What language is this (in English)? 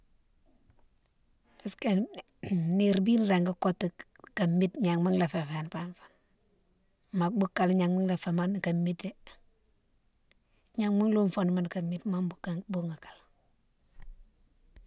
Mansoanka